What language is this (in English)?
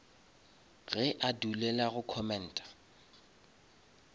Northern Sotho